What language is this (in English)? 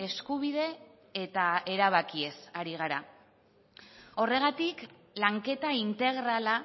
Basque